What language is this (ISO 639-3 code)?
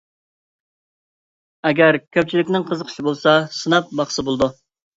uig